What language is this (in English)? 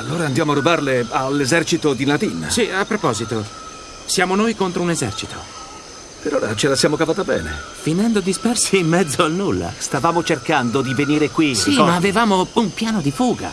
Italian